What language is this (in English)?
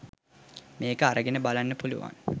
Sinhala